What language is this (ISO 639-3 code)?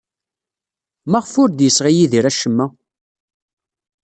kab